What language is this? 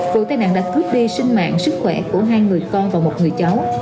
Vietnamese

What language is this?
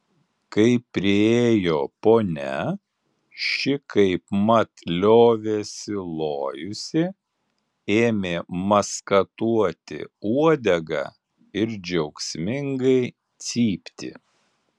Lithuanian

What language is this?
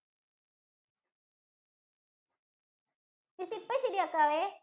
Malayalam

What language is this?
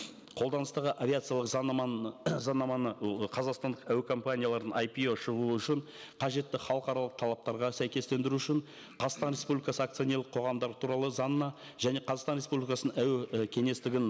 Kazakh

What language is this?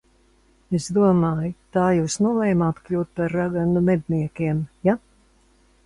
Latvian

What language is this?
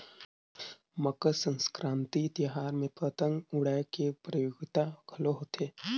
Chhattisgarhi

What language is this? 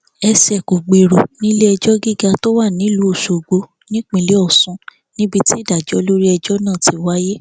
Yoruba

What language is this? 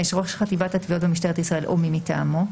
Hebrew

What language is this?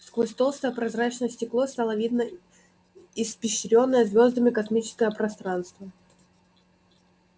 Russian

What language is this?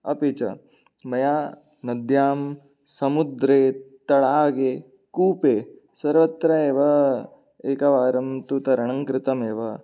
Sanskrit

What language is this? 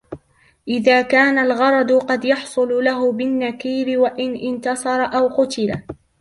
Arabic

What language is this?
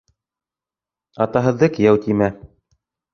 Bashkir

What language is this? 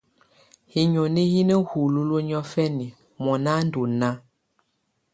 Tunen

